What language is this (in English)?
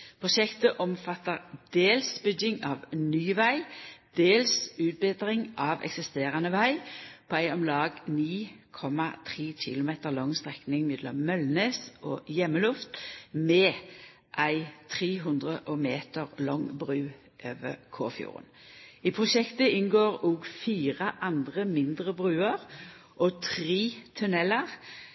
Norwegian Nynorsk